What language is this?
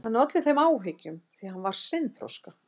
Icelandic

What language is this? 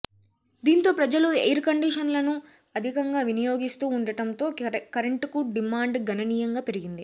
Telugu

